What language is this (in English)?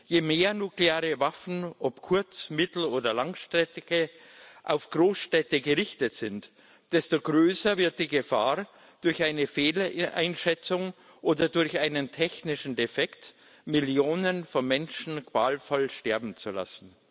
German